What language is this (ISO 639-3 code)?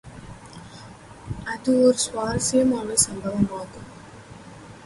tam